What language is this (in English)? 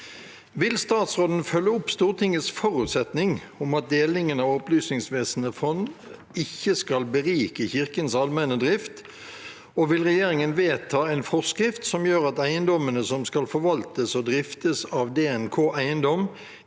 Norwegian